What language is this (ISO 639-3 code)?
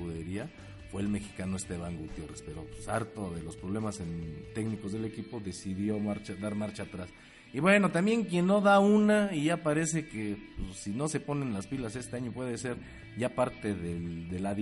spa